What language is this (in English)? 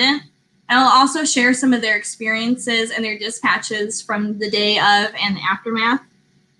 English